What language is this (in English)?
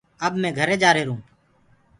Gurgula